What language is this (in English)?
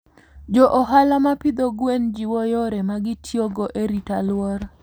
Luo (Kenya and Tanzania)